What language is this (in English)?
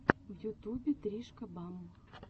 Russian